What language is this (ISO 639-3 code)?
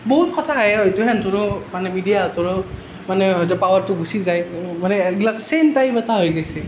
asm